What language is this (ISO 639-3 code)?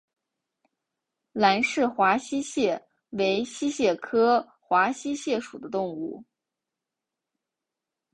zho